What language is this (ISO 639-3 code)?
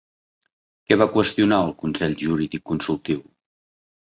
cat